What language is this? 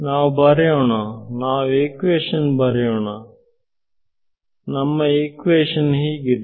Kannada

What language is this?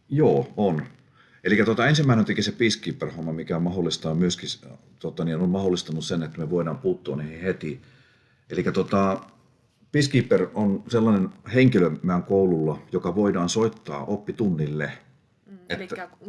Finnish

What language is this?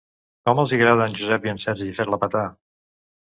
Catalan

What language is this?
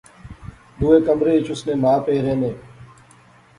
Pahari-Potwari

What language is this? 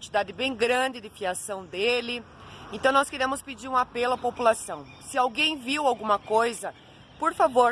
Portuguese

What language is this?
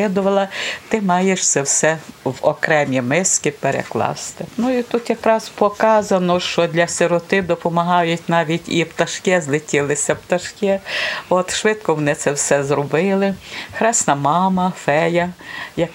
Ukrainian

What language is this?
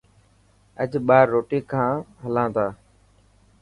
Dhatki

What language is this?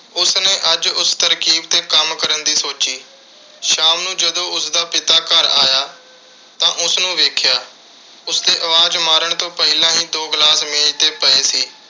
Punjabi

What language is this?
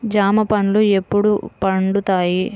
Telugu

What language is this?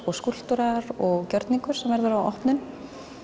Icelandic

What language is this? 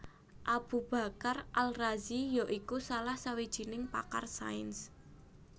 Javanese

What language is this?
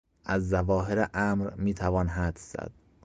Persian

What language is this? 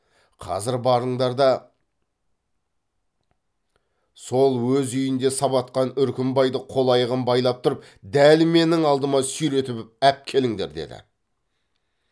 Kazakh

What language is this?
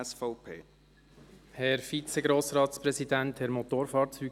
Swiss German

